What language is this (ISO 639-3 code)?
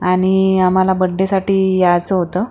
mar